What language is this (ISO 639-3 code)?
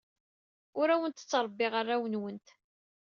kab